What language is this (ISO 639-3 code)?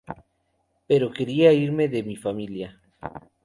spa